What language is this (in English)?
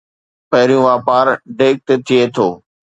Sindhi